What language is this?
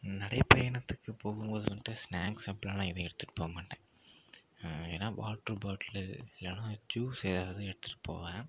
Tamil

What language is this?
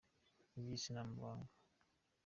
Kinyarwanda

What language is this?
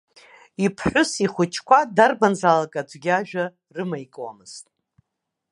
Abkhazian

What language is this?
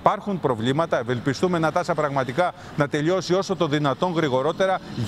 Greek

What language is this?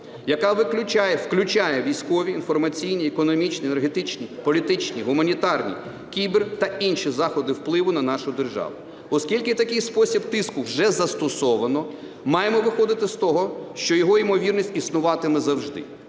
Ukrainian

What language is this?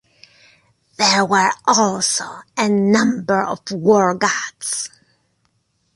English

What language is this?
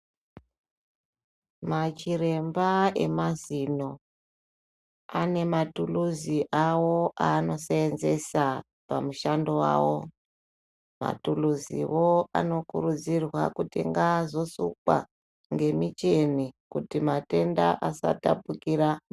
Ndau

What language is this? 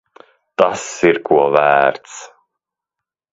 Latvian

